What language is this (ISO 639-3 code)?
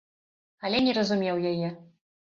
bel